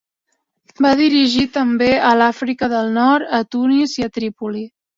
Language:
Catalan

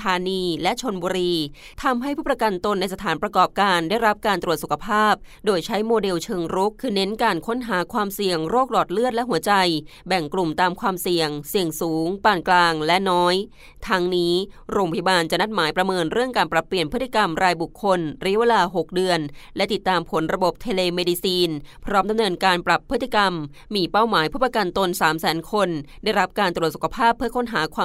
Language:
Thai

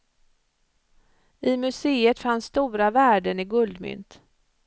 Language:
Swedish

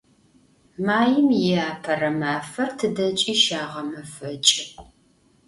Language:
Adyghe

